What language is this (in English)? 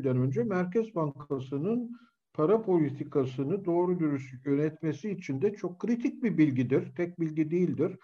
Turkish